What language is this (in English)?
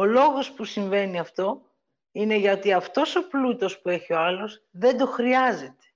Greek